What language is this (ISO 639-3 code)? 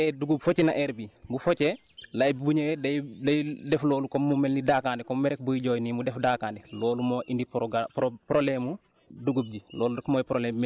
wol